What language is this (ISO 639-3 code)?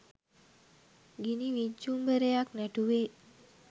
sin